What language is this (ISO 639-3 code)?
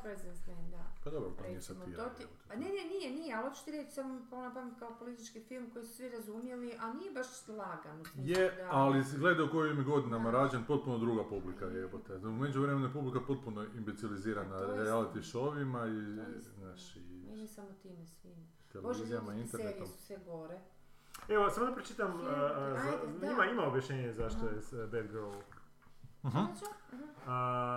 hrv